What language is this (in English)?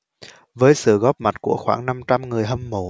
Vietnamese